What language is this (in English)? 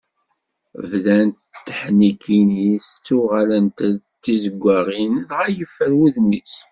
Kabyle